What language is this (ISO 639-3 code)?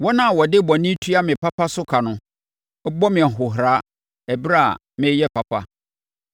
aka